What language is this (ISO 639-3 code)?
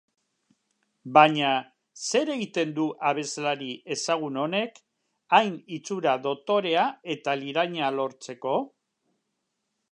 eus